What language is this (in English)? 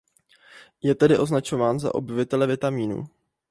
Czech